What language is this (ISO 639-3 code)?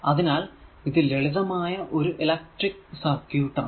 mal